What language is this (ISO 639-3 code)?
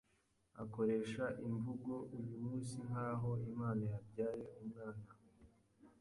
kin